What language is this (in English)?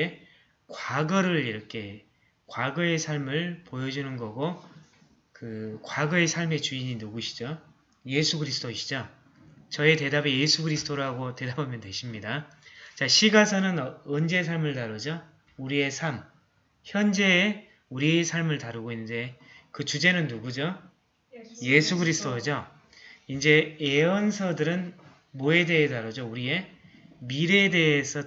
Korean